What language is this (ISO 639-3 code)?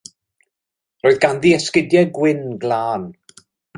cym